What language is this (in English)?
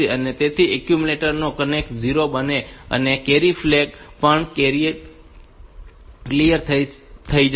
Gujarati